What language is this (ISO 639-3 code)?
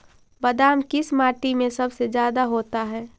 mag